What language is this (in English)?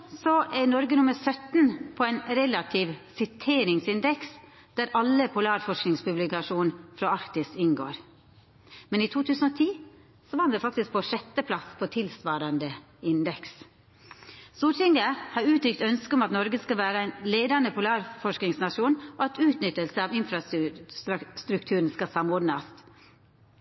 Norwegian Nynorsk